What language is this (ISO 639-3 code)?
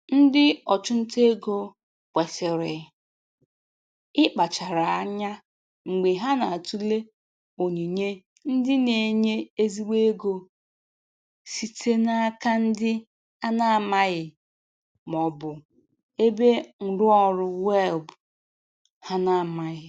ibo